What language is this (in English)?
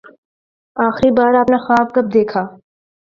Urdu